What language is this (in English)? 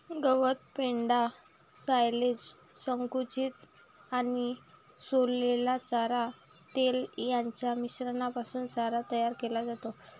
Marathi